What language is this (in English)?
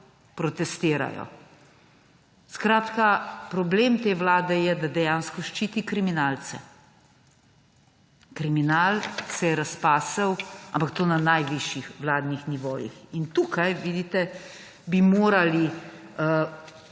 Slovenian